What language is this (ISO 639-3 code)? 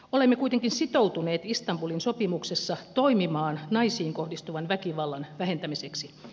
fin